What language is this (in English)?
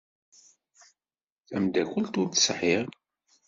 Kabyle